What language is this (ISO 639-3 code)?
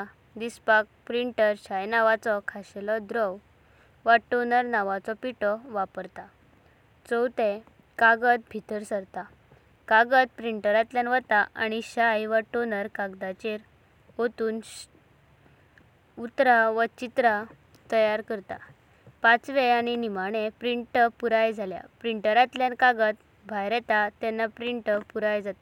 kok